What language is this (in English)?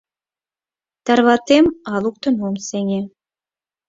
Mari